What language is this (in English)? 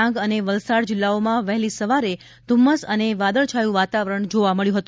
Gujarati